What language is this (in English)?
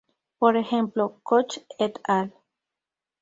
Spanish